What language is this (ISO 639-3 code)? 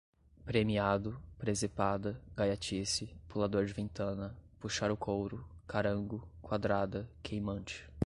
por